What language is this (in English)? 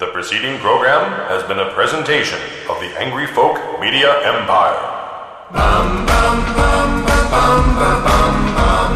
English